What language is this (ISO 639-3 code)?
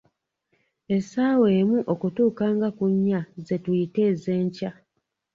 lug